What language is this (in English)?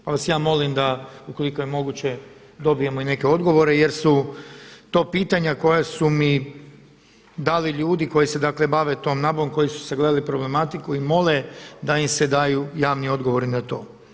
Croatian